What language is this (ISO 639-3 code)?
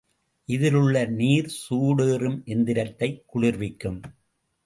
tam